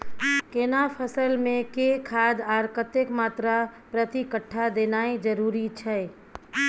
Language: Maithili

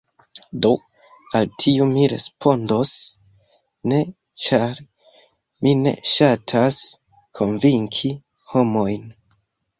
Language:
Esperanto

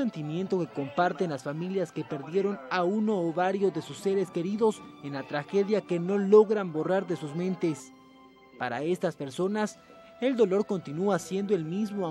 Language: Spanish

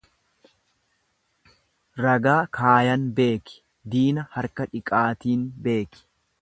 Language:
Oromo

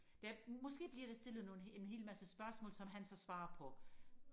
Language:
Danish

